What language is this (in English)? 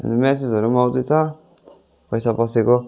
Nepali